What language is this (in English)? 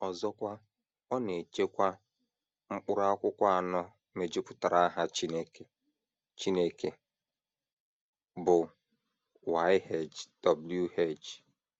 Igbo